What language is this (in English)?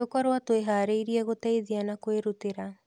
Kikuyu